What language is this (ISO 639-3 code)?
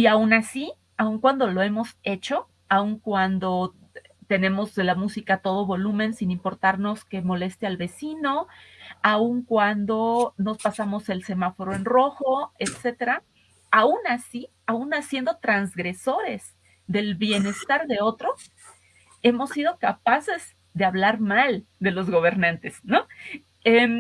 spa